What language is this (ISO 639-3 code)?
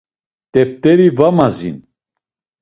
lzz